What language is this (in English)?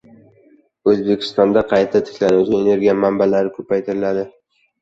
Uzbek